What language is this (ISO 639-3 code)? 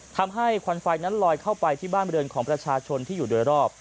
tha